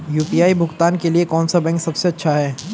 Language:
Hindi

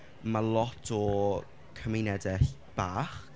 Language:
Welsh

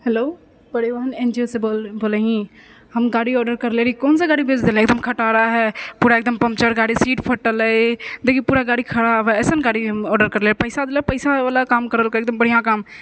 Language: Maithili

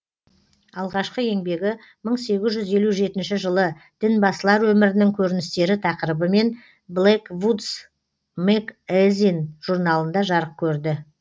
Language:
Kazakh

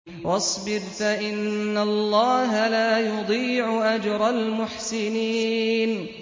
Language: Arabic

